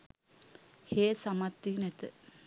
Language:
Sinhala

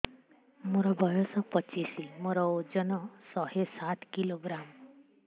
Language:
Odia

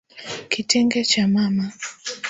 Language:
Swahili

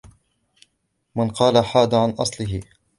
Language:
Arabic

